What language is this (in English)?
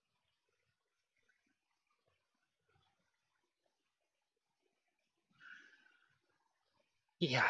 Japanese